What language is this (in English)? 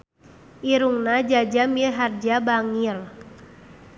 Sundanese